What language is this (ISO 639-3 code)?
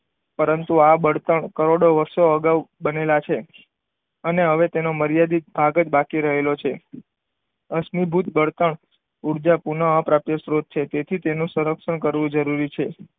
guj